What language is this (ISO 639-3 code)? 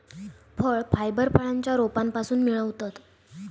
mar